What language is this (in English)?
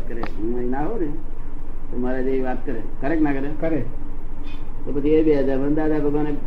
Gujarati